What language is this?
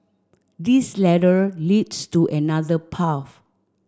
English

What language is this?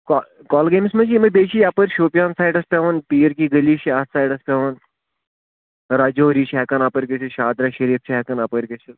Kashmiri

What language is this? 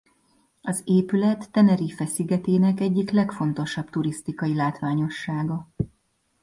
Hungarian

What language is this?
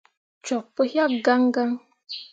Mundang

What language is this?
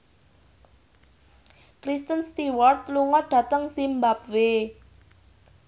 Javanese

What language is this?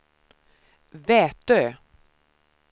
Swedish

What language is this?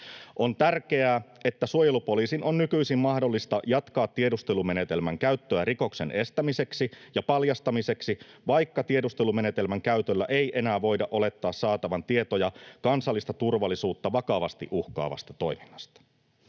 Finnish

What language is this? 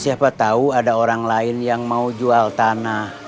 Indonesian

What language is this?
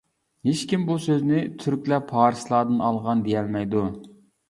Uyghur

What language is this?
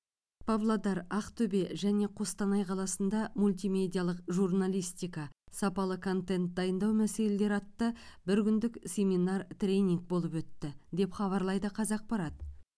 Kazakh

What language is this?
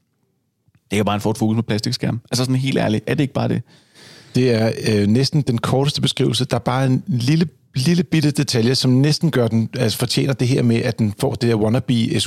Danish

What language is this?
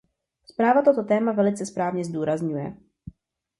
Czech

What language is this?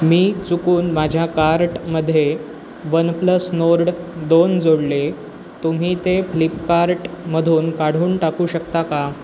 Marathi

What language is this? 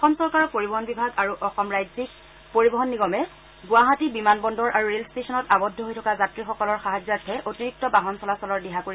Assamese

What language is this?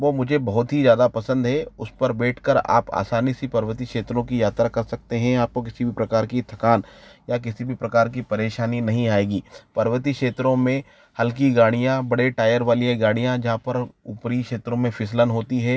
Hindi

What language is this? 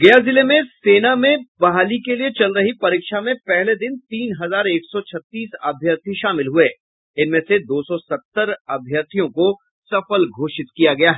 Hindi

